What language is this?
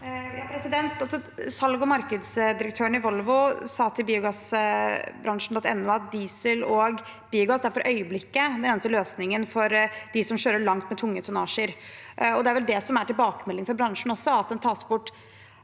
Norwegian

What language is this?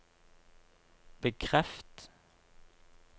Norwegian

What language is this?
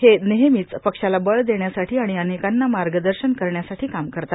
Marathi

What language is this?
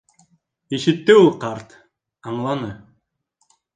Bashkir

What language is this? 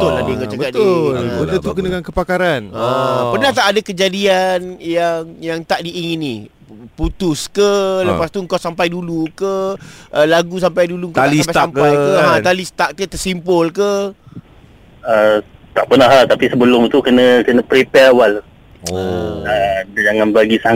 Malay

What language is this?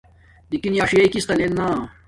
Domaaki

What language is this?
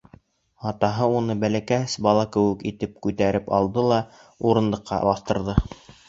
Bashkir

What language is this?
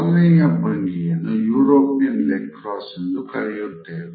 Kannada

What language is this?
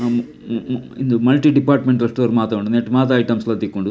Tulu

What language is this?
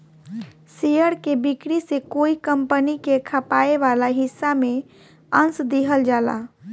Bhojpuri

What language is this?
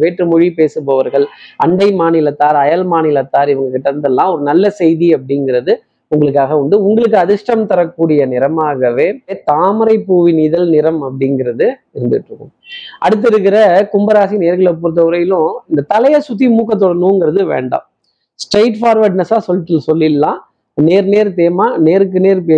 Tamil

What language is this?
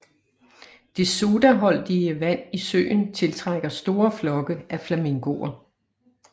Danish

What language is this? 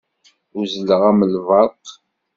Kabyle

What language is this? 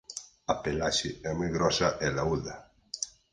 Galician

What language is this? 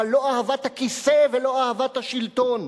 Hebrew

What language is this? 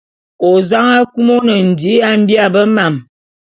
Bulu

